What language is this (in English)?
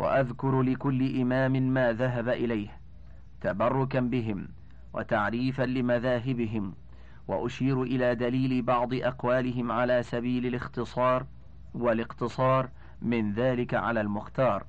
Arabic